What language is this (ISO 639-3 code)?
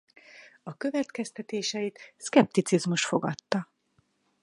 hun